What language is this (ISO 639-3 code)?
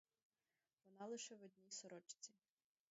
ukr